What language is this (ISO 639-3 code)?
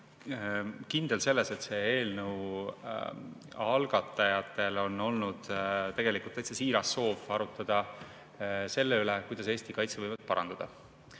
est